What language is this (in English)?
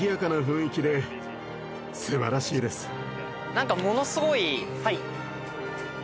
Japanese